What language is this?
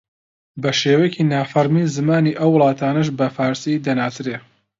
Central Kurdish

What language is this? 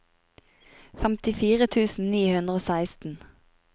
Norwegian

